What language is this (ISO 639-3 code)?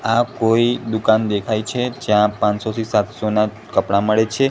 guj